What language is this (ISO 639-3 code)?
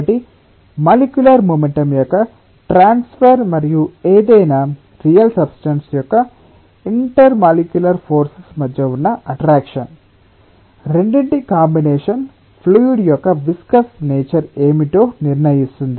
tel